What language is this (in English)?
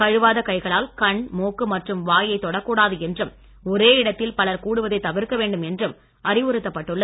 Tamil